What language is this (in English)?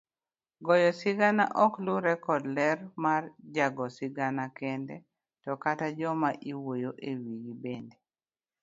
Luo (Kenya and Tanzania)